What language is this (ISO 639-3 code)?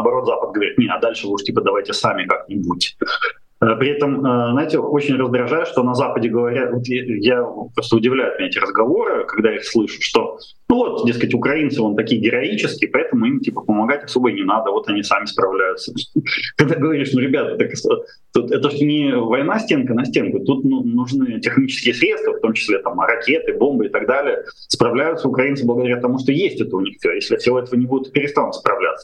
rus